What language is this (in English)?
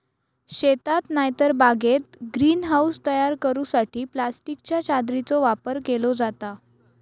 Marathi